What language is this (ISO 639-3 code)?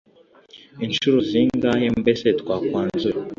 kin